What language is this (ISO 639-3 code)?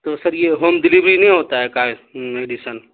urd